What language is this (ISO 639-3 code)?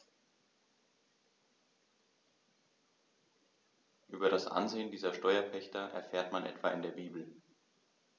deu